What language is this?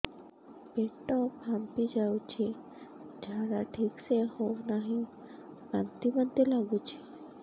Odia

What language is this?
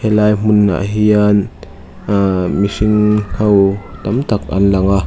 Mizo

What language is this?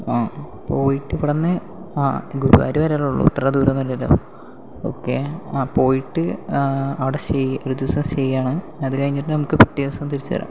Malayalam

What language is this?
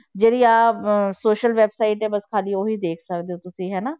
Punjabi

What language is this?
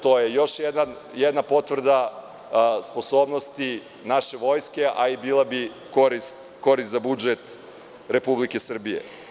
Serbian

